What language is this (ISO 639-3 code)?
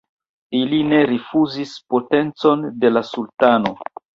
epo